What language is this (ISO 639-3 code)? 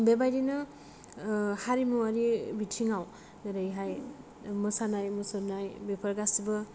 brx